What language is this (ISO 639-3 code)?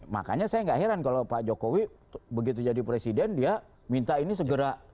ind